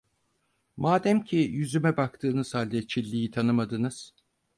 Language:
Turkish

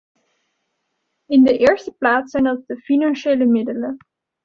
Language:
Dutch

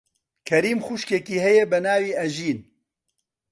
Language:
Central Kurdish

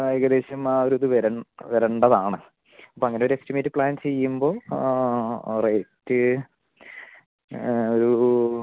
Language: Malayalam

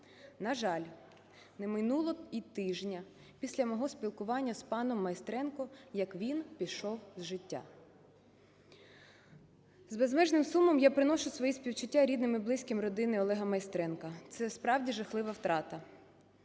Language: Ukrainian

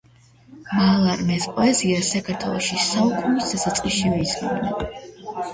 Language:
Georgian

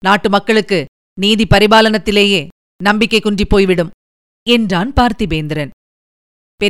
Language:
Tamil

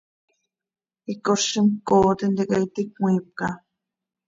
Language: Seri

